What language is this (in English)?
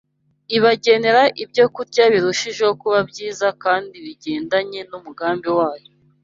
Kinyarwanda